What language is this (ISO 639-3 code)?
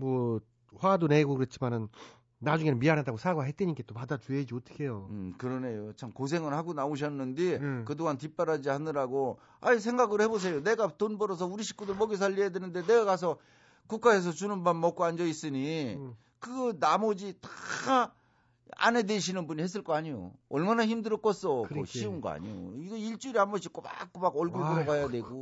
kor